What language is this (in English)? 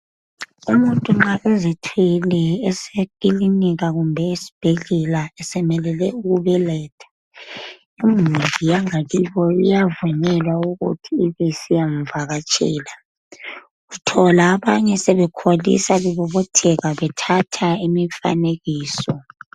North Ndebele